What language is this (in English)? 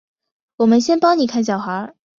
Chinese